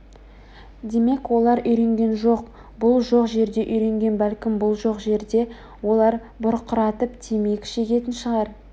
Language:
Kazakh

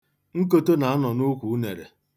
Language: Igbo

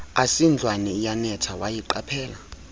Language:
Xhosa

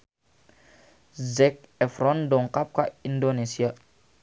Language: Sundanese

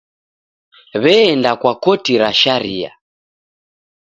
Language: Taita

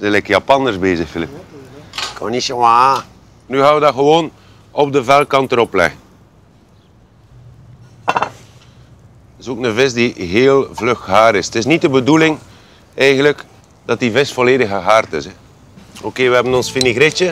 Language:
Dutch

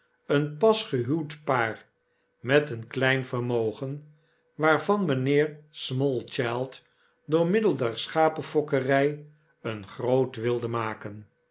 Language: Dutch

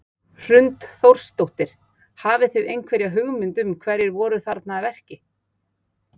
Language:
Icelandic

